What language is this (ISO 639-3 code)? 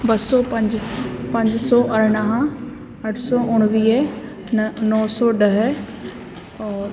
snd